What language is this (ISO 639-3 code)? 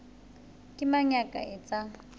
sot